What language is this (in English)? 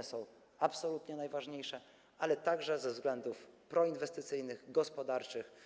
Polish